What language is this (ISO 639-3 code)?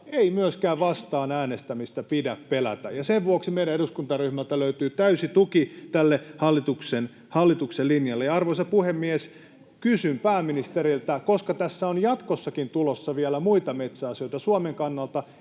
fin